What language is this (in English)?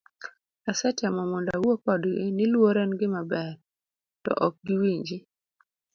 Luo (Kenya and Tanzania)